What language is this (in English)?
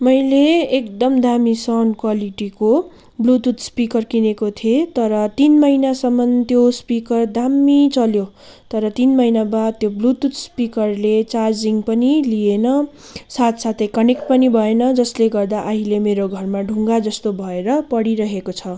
Nepali